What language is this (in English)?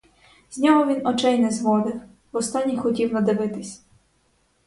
Ukrainian